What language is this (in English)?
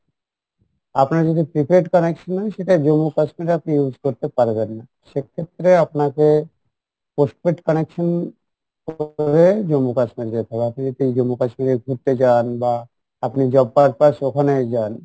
Bangla